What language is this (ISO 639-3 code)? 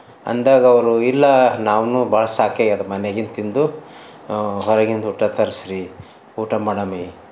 kan